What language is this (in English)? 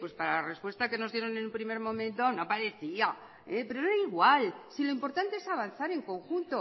Spanish